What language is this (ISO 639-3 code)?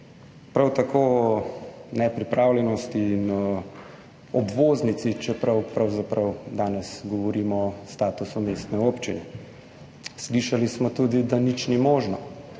slv